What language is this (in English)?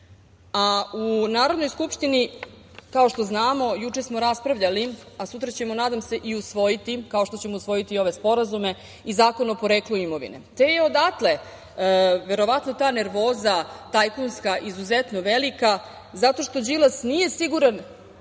Serbian